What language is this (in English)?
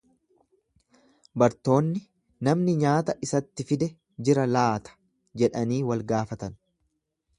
Oromo